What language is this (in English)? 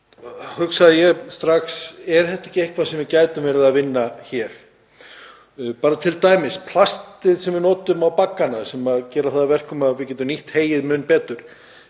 Icelandic